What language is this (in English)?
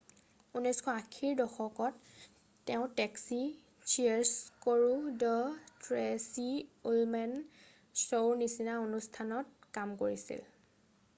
Assamese